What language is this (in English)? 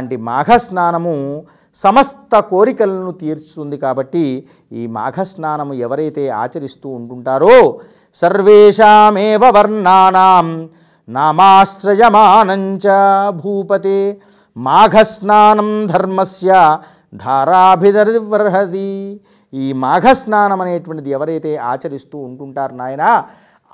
Telugu